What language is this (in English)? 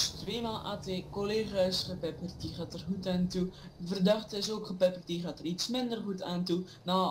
Dutch